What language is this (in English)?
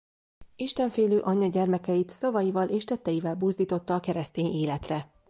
Hungarian